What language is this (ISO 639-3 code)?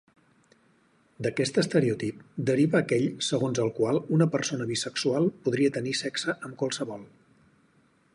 cat